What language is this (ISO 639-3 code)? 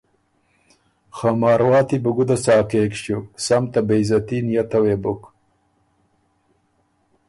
oru